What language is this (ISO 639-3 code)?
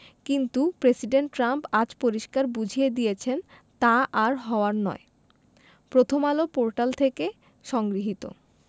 ben